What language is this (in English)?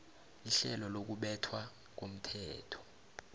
South Ndebele